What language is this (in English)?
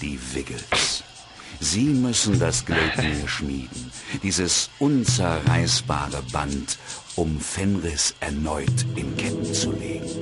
German